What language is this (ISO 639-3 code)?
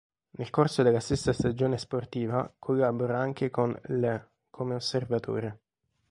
ita